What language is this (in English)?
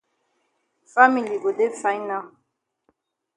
Cameroon Pidgin